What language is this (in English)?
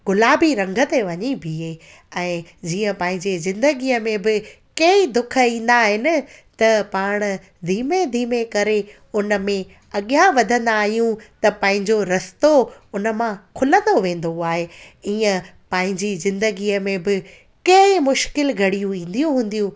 Sindhi